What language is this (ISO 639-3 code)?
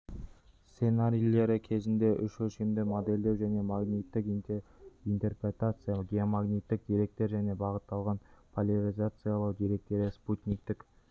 kaz